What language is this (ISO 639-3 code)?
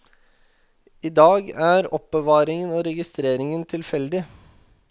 nor